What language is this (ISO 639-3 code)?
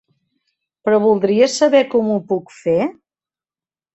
cat